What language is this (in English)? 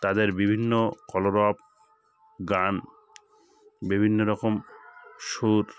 Bangla